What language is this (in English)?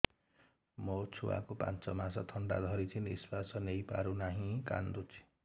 Odia